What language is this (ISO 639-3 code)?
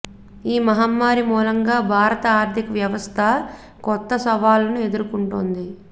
tel